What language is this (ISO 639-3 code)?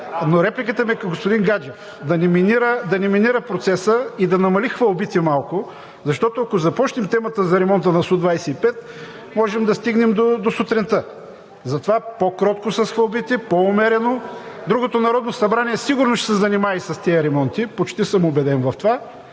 bul